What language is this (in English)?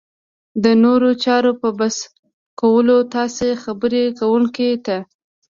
Pashto